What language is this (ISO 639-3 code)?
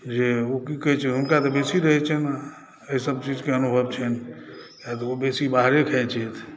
mai